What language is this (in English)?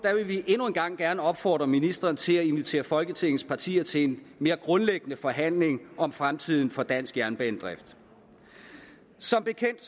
Danish